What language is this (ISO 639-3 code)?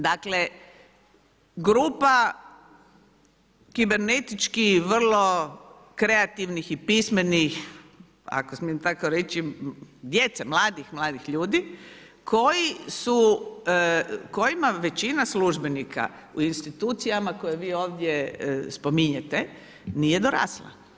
hrv